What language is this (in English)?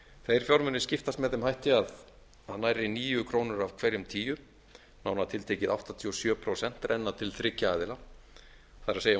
Icelandic